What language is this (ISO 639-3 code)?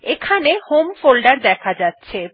ben